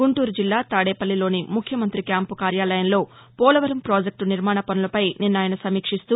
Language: Telugu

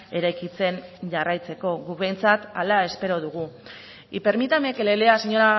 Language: Basque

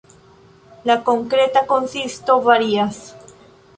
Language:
Esperanto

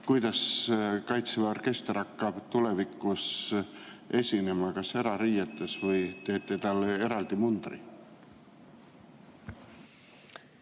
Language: Estonian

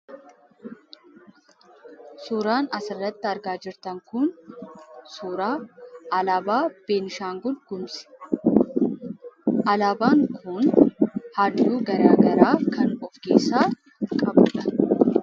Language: Oromo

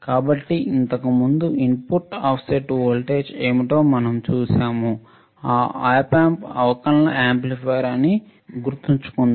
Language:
Telugu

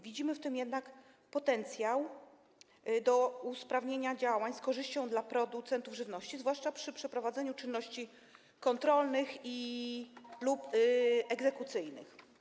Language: Polish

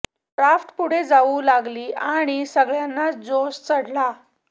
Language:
Marathi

